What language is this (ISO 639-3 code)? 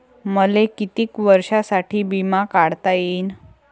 mar